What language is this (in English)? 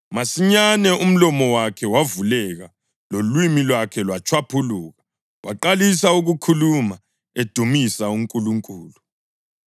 North Ndebele